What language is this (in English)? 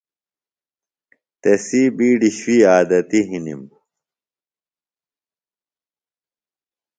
Phalura